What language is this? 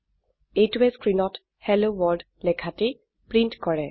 Assamese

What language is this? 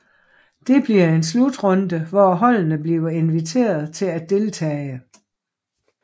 Danish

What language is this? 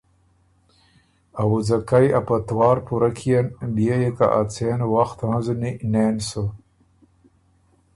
Ormuri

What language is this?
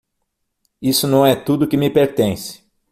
Portuguese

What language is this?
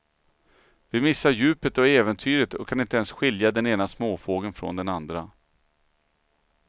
Swedish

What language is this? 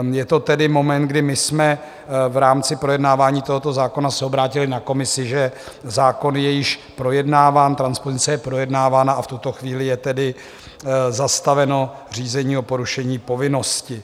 Czech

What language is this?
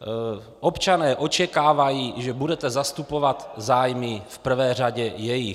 Czech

